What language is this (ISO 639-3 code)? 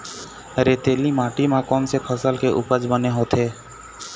hne